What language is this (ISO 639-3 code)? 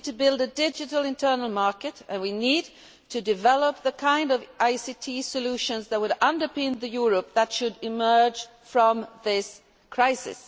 eng